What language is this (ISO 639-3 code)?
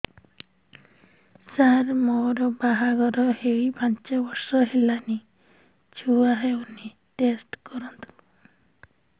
ori